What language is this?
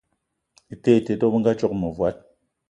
Eton (Cameroon)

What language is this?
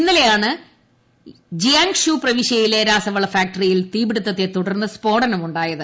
Malayalam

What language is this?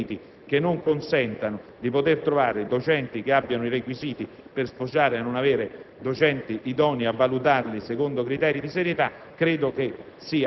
Italian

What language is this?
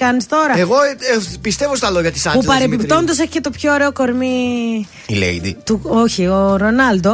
Greek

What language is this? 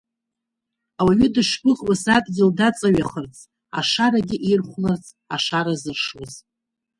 Abkhazian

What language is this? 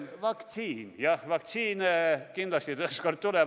Estonian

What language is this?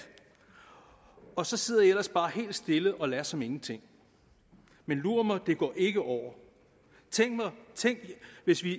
Danish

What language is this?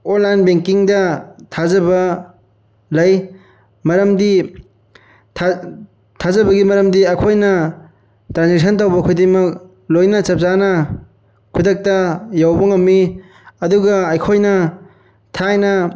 Manipuri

